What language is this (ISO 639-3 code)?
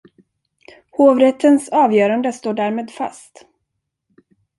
swe